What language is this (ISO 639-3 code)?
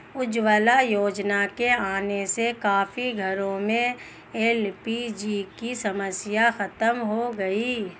hin